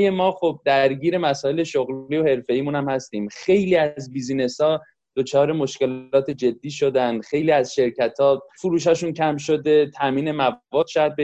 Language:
Persian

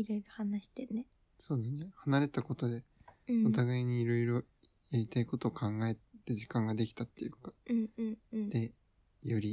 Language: Japanese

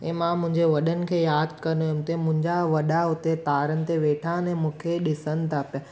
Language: Sindhi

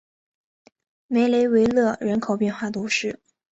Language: Chinese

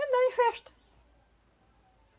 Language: Portuguese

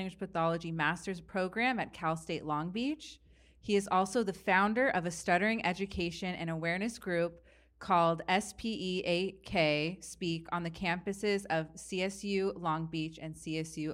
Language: English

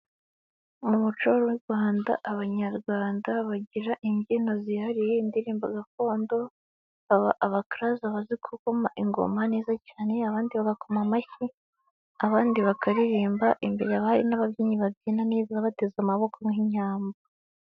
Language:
Kinyarwanda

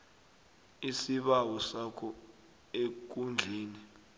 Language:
South Ndebele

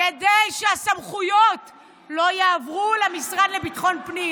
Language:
Hebrew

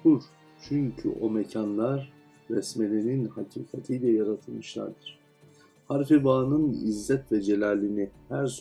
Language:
Turkish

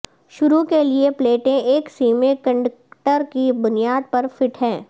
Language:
Urdu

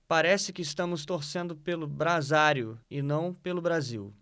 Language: Portuguese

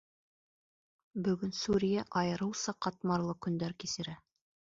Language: Bashkir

